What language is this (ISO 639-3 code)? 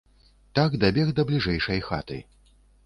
bel